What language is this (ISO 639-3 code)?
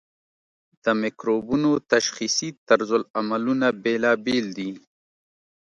pus